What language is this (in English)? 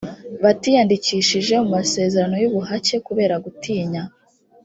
Kinyarwanda